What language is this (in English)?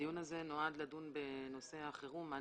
Hebrew